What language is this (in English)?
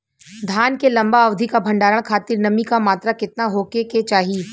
Bhojpuri